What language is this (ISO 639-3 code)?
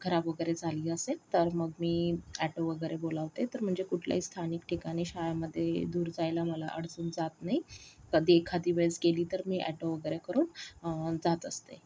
mar